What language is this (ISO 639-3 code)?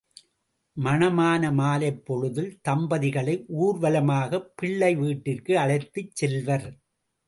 tam